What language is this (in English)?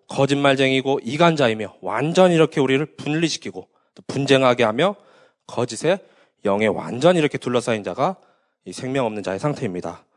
Korean